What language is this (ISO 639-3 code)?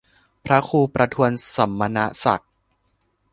tha